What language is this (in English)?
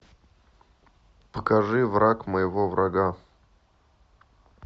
Russian